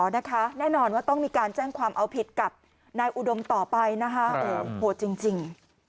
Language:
Thai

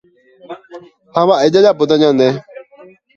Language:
Guarani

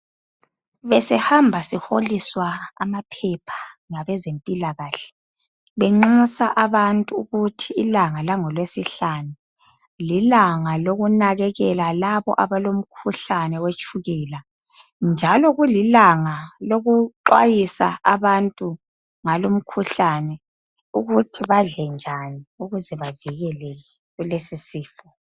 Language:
North Ndebele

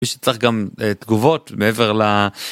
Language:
Hebrew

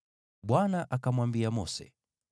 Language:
Swahili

